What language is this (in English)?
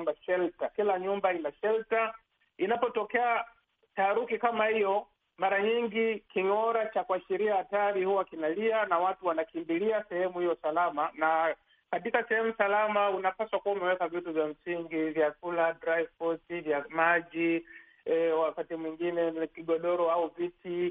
Swahili